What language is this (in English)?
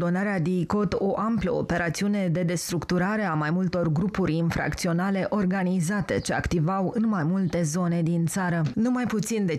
Romanian